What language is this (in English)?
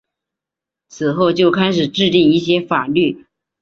Chinese